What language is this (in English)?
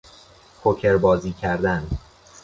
Persian